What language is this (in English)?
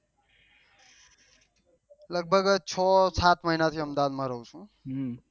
Gujarati